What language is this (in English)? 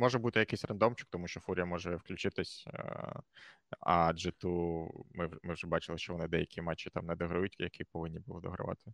Ukrainian